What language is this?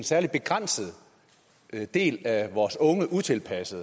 Danish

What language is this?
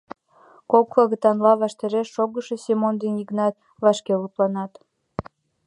Mari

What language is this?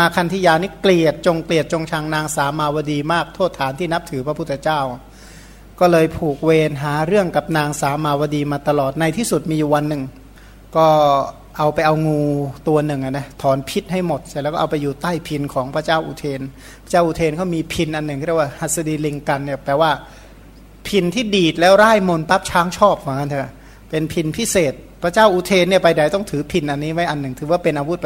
Thai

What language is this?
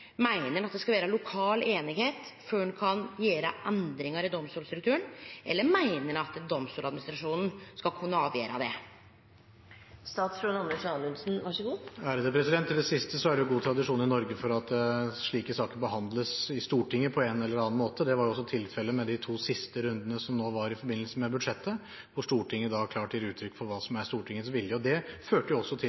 Norwegian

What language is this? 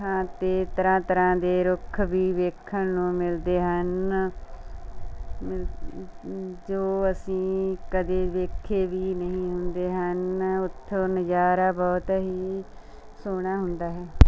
Punjabi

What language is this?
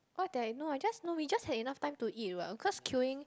English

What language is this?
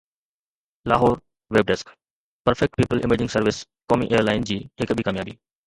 Sindhi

